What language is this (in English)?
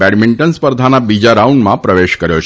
Gujarati